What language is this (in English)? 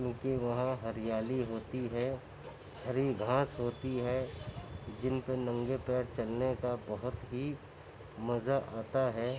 Urdu